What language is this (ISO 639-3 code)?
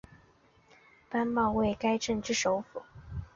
zho